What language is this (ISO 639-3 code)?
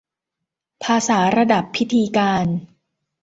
tha